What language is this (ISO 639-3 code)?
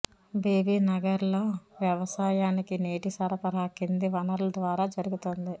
tel